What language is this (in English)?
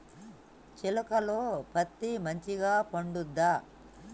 Telugu